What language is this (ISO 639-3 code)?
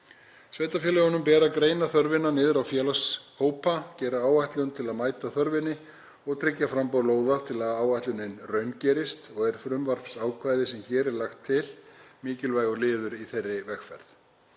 isl